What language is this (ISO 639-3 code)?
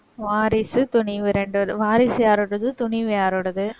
tam